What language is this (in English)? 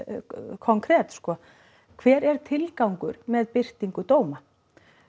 Icelandic